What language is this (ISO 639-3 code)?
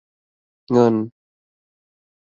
tha